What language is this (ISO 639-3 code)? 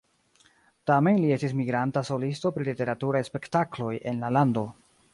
epo